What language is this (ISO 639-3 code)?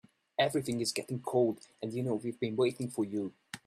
eng